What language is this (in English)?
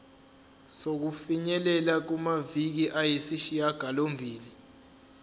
Zulu